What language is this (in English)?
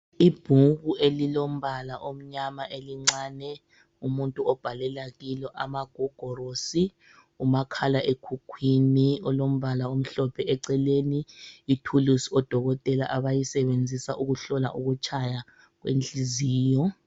North Ndebele